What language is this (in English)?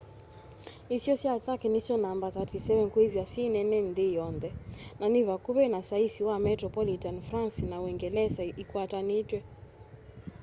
Kamba